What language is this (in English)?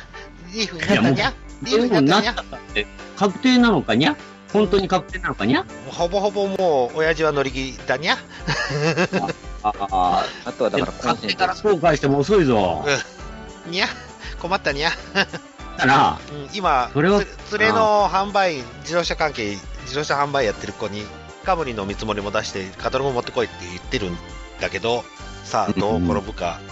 Japanese